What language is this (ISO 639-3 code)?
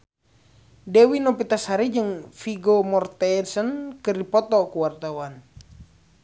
sun